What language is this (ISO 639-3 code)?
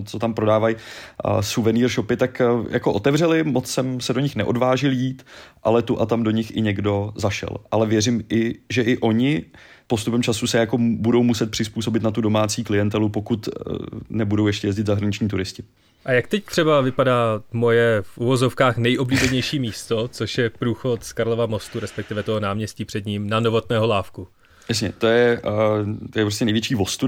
ces